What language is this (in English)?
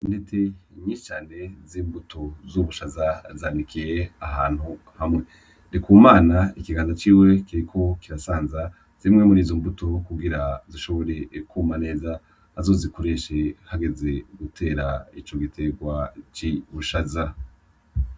Rundi